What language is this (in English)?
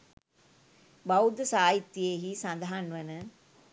Sinhala